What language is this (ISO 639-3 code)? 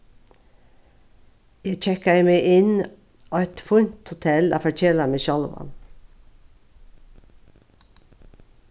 fao